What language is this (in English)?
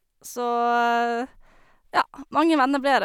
Norwegian